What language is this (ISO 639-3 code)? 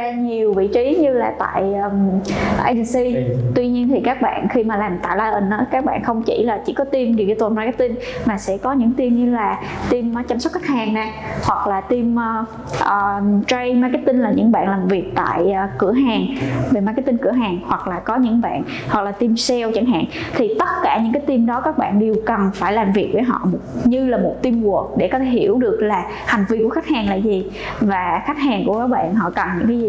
vie